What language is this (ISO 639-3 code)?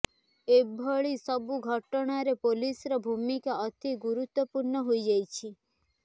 ori